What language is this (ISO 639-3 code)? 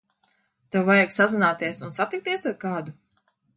lav